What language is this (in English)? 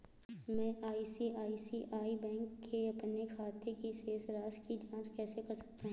Hindi